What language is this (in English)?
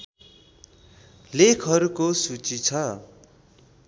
Nepali